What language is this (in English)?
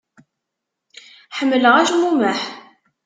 Kabyle